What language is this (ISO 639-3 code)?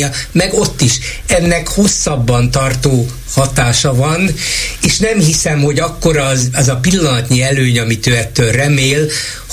hun